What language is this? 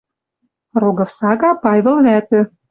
Western Mari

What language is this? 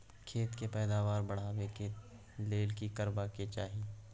Maithili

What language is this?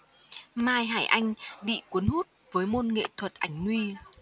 Vietnamese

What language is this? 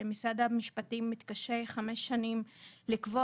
Hebrew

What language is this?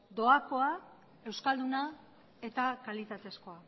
Basque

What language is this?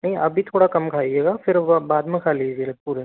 Hindi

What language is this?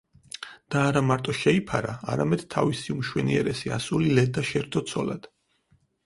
Georgian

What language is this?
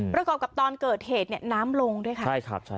Thai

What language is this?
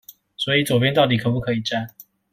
Chinese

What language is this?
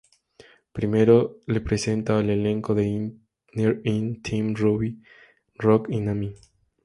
Spanish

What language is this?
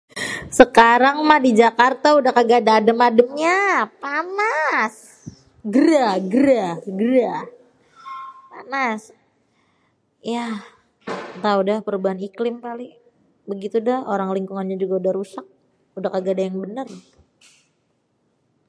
Betawi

